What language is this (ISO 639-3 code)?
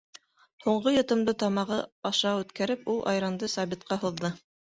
bak